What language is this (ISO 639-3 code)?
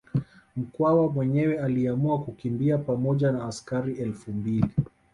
swa